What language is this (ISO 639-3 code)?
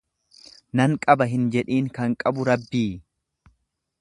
orm